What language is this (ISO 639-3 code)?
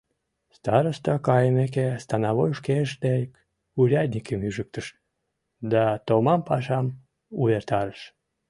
chm